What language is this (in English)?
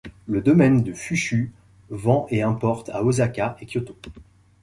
French